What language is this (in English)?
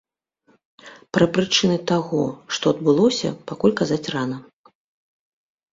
Belarusian